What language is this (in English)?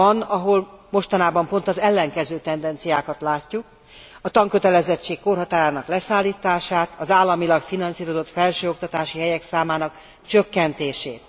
Hungarian